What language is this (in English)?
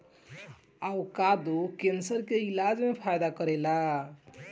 Bhojpuri